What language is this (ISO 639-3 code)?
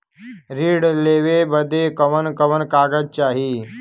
bho